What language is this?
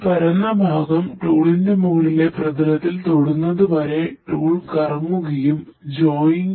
Malayalam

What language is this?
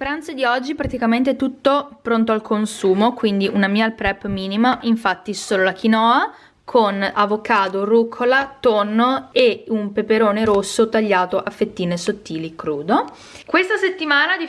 Italian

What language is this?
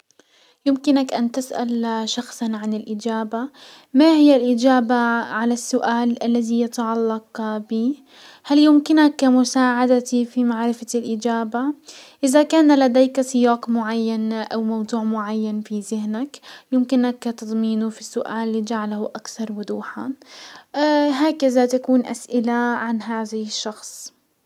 Hijazi Arabic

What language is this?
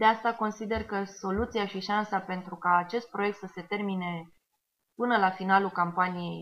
Romanian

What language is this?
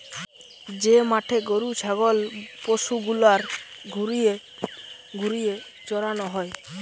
Bangla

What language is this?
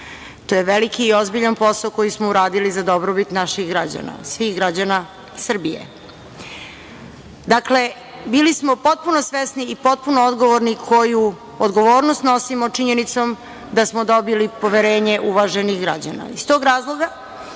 Serbian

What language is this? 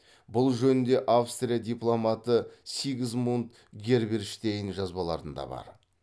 Kazakh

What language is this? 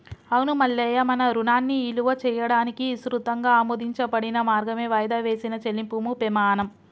Telugu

